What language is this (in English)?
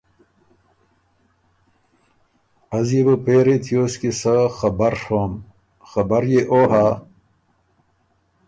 Ormuri